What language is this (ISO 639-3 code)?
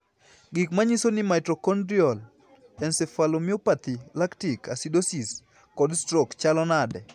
luo